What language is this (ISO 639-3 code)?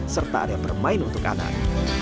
ind